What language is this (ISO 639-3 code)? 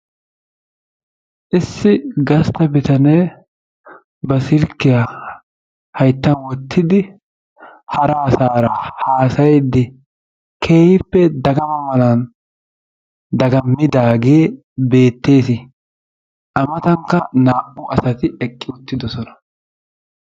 wal